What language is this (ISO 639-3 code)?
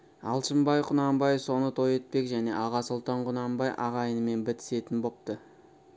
kaz